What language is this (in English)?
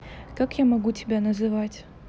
Russian